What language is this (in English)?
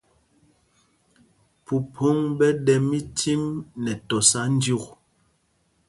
Mpumpong